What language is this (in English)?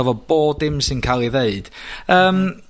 Welsh